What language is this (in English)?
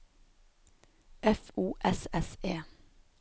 Norwegian